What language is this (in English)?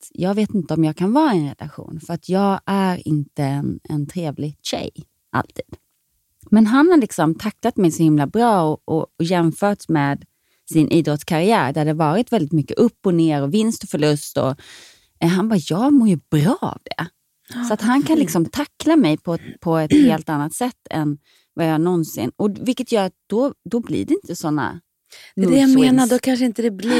Swedish